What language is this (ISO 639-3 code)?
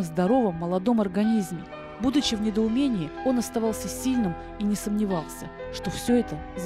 rus